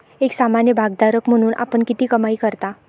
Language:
Marathi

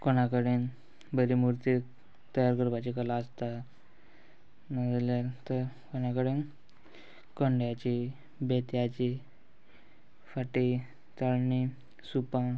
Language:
Konkani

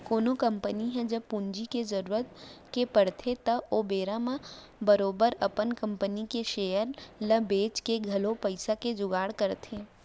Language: Chhattisgarhi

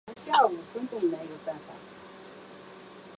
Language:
Chinese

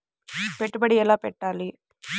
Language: Telugu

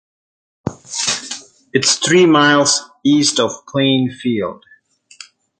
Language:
English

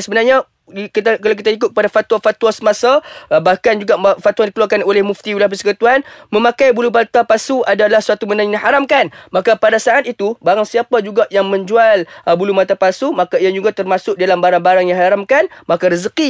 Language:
Malay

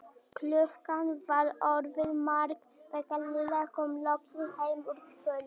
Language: Icelandic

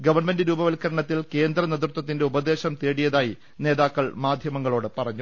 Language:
Malayalam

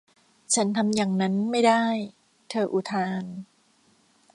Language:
Thai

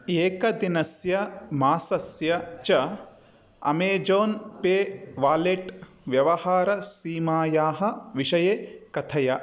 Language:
Sanskrit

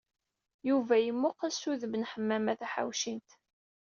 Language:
Kabyle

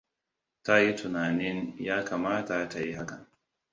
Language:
Hausa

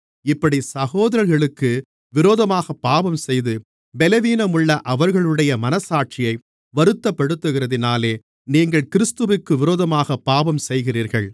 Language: Tamil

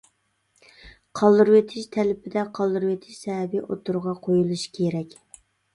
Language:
Uyghur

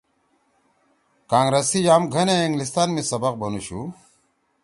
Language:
Torwali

